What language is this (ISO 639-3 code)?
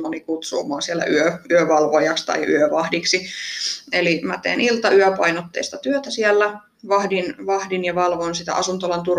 fin